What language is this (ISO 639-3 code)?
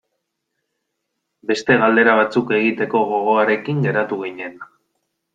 eus